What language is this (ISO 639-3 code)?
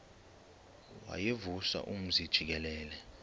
xho